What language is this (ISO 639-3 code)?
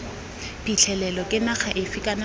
tsn